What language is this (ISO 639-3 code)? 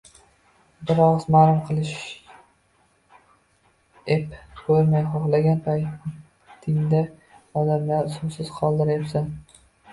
uzb